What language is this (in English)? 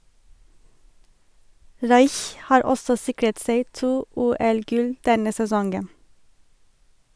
Norwegian